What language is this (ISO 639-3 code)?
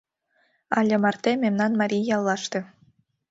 chm